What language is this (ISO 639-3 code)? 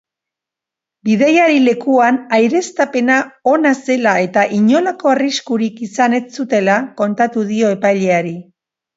eus